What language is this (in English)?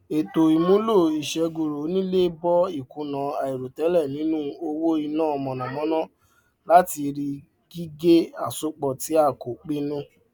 Yoruba